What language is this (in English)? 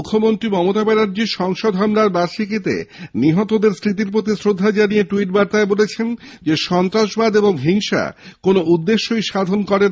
Bangla